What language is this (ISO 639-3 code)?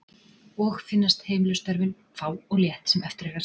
isl